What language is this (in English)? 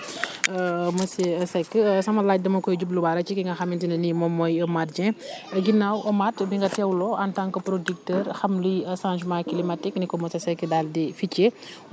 Wolof